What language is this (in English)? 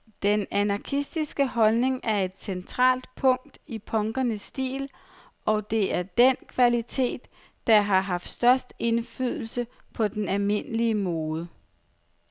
Danish